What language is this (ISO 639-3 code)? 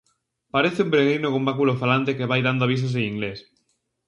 glg